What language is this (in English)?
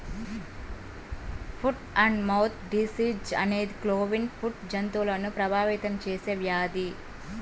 Telugu